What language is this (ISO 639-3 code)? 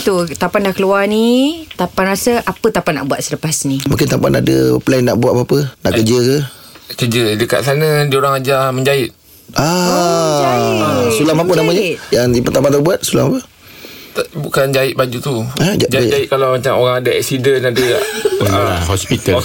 msa